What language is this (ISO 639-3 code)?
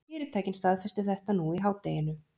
isl